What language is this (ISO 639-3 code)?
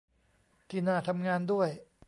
tha